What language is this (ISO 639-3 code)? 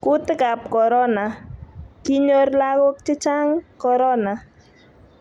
kln